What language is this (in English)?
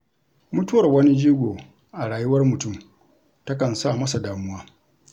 Hausa